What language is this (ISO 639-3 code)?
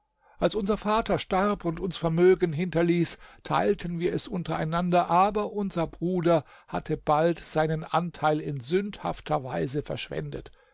deu